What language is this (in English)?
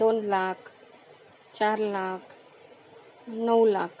Marathi